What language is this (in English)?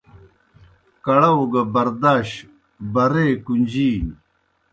Kohistani Shina